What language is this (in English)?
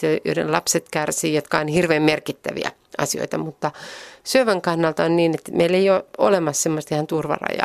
Finnish